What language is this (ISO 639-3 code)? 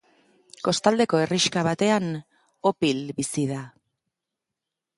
eus